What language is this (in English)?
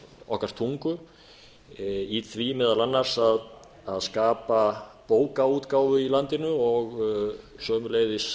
Icelandic